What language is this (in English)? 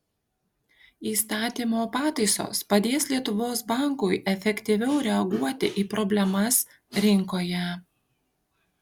Lithuanian